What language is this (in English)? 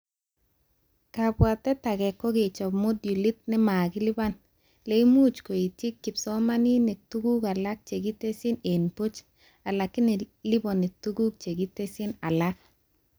Kalenjin